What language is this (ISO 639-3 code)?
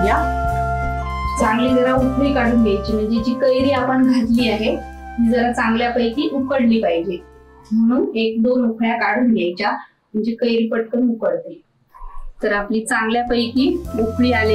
ron